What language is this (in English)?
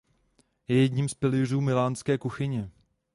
Czech